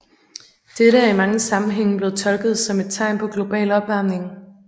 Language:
Danish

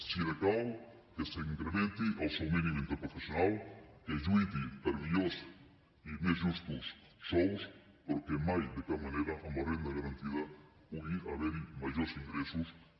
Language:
Catalan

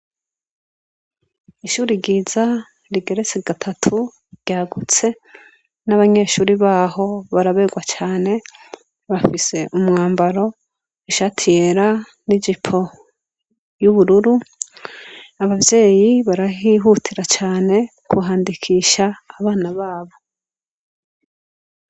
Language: Rundi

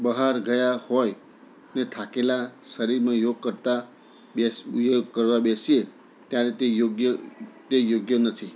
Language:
Gujarati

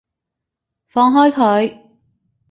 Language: Cantonese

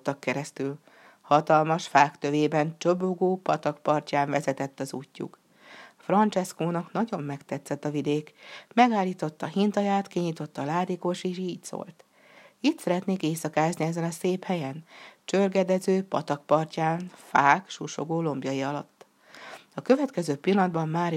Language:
Hungarian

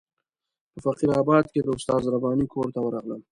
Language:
Pashto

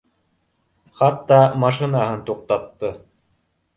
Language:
Bashkir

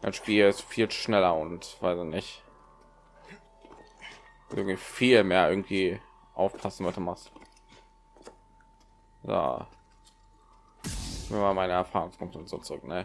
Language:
German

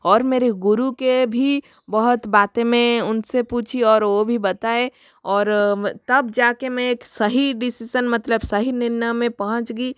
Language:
Hindi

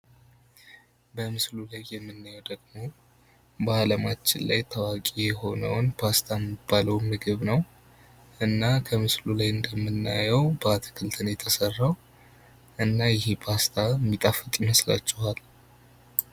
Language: Amharic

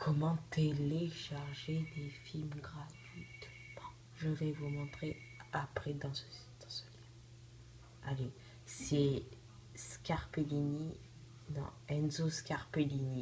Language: French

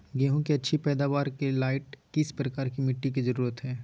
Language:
Magahi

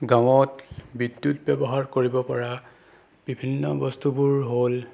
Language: Assamese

